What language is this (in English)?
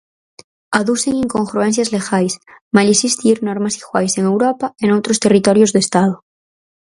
Galician